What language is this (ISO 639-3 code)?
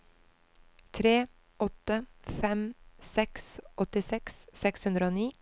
nor